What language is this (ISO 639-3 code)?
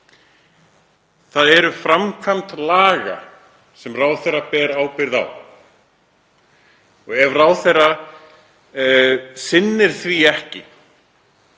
isl